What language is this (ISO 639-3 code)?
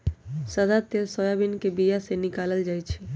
mag